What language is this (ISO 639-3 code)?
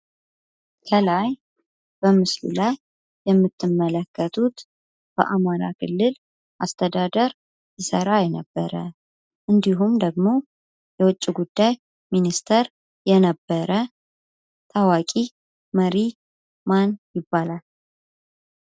amh